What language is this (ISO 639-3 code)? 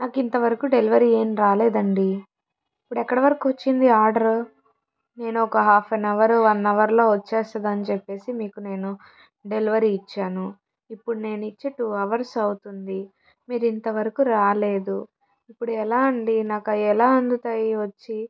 tel